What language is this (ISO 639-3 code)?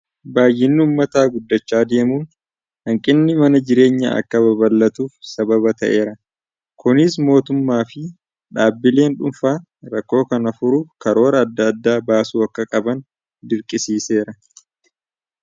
orm